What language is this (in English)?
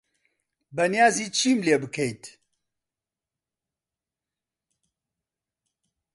Central Kurdish